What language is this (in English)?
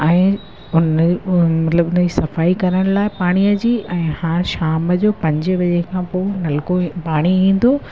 Sindhi